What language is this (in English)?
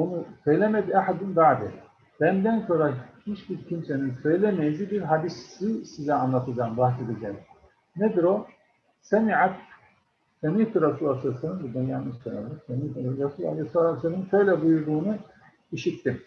Turkish